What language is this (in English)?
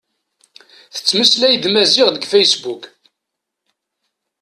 Kabyle